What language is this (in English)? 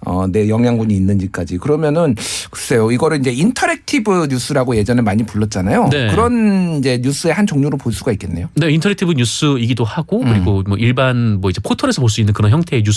Korean